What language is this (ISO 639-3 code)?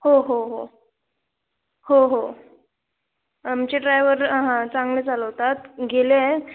mar